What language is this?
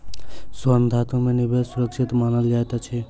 Maithili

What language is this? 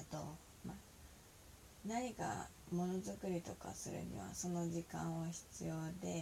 Japanese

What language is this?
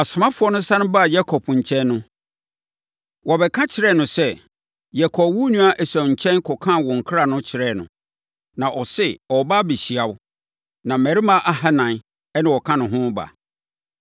Akan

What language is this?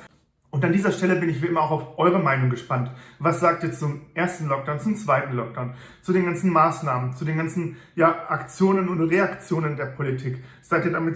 German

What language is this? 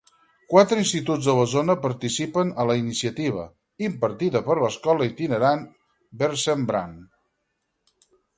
Catalan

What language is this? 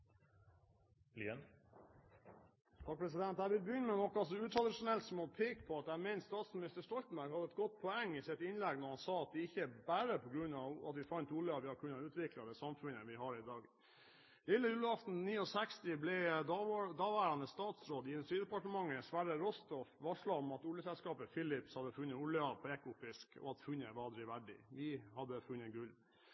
Norwegian Bokmål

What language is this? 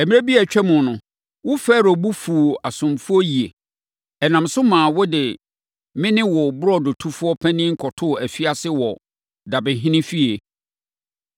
Akan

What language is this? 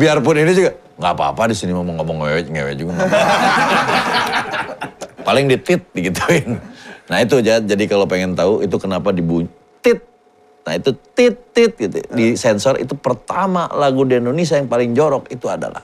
Indonesian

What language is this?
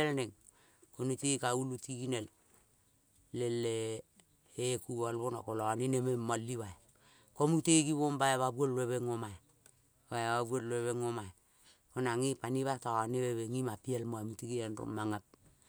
Kol (Papua New Guinea)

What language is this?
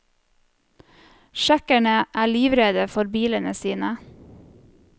Norwegian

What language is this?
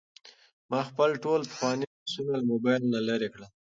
Pashto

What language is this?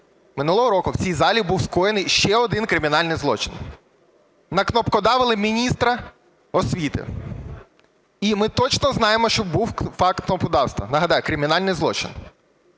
Ukrainian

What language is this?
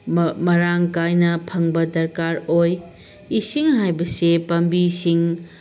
Manipuri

